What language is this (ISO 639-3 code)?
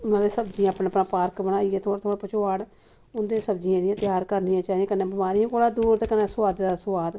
doi